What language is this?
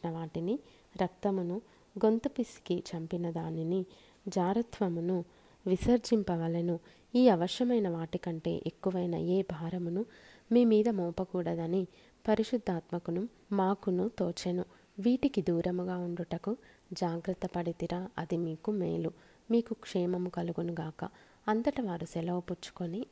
Telugu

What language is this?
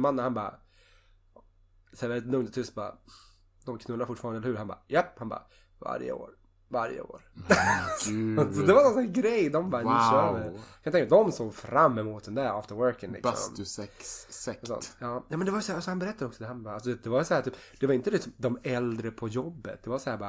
Swedish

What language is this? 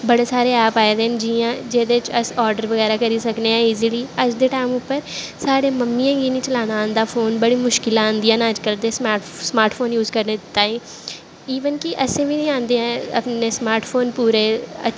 Dogri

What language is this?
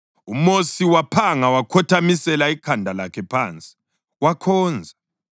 North Ndebele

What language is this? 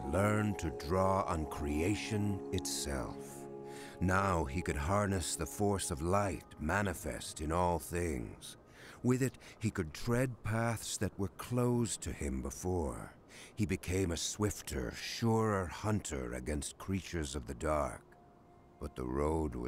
German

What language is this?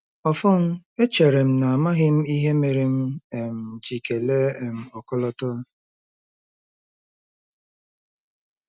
Igbo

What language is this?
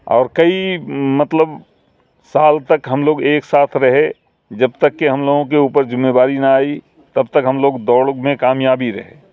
Urdu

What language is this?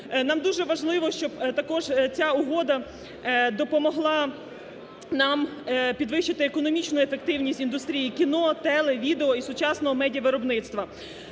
Ukrainian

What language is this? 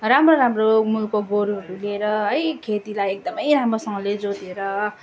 Nepali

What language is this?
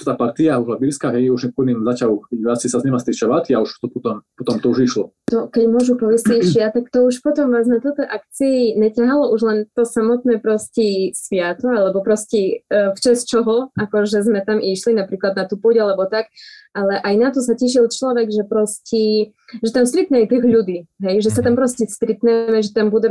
Slovak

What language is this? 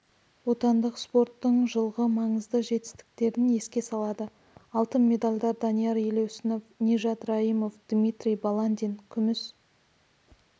Kazakh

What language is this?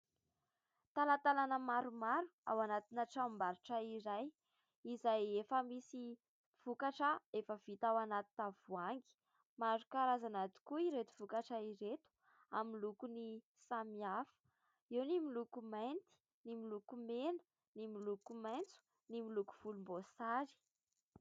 Malagasy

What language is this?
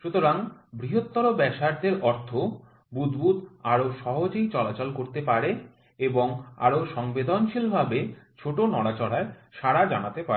Bangla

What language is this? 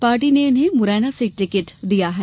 Hindi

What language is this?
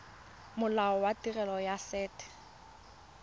Tswana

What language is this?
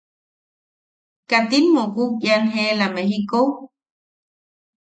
Yaqui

